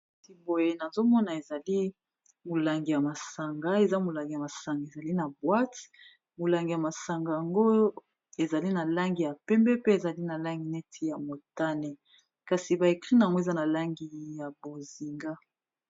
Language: Lingala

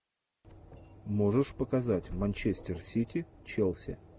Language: Russian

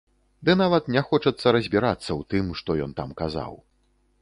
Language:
Belarusian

